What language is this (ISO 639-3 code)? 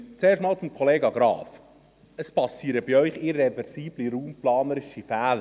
gsw